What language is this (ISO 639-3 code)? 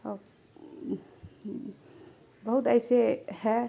urd